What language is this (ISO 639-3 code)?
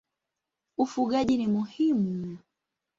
swa